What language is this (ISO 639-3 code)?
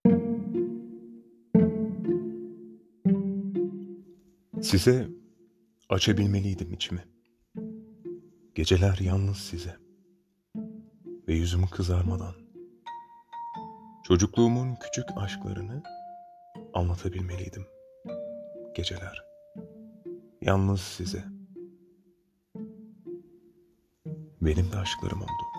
tur